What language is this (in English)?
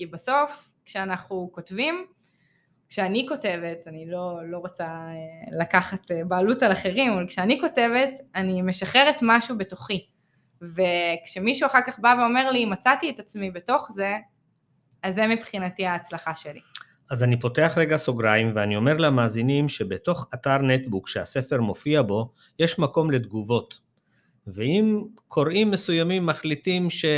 Hebrew